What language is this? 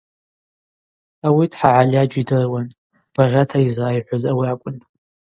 Abaza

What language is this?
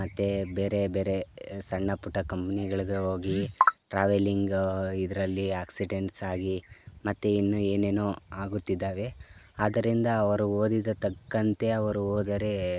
Kannada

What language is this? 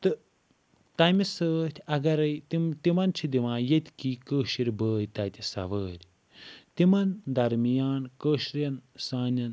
Kashmiri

